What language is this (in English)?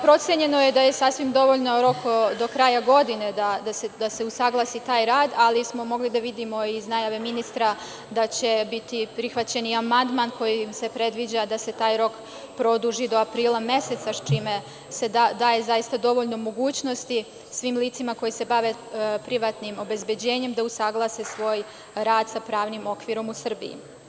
Serbian